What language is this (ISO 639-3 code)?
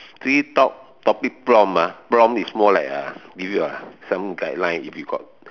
eng